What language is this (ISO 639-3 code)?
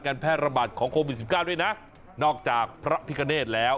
tha